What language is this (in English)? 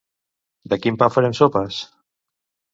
Catalan